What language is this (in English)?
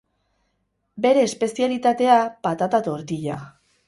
Basque